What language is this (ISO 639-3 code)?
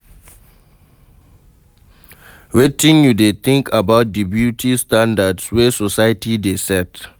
pcm